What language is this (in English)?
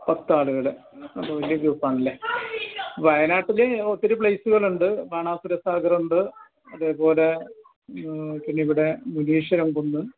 Malayalam